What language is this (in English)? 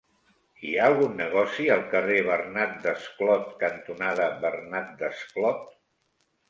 Catalan